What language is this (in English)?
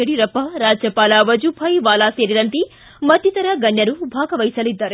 Kannada